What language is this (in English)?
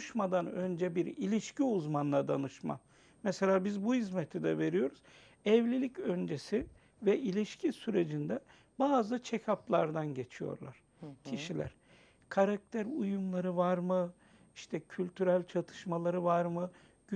Turkish